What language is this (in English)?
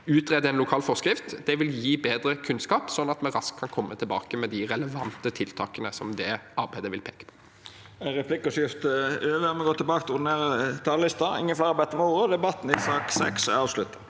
Norwegian